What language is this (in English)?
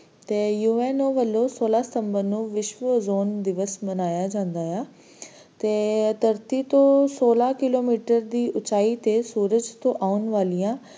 Punjabi